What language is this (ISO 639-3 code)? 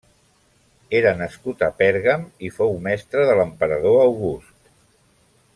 cat